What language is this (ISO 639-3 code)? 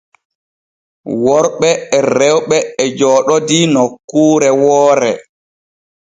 fue